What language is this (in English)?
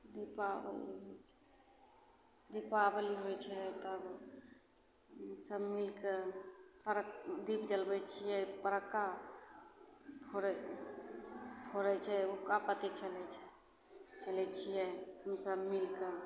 Maithili